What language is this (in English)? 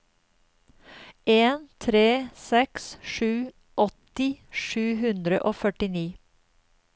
Norwegian